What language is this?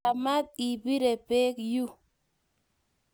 Kalenjin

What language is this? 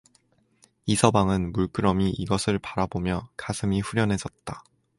Korean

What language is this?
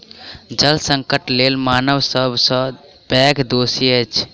Maithili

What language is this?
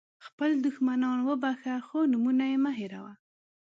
Pashto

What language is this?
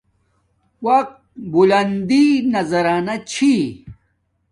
Domaaki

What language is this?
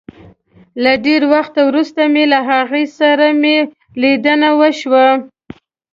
Pashto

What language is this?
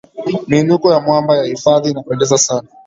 Swahili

